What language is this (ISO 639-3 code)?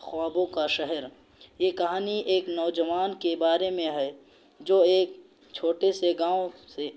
urd